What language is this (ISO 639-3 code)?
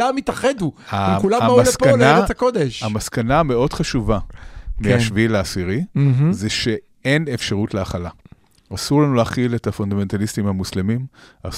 heb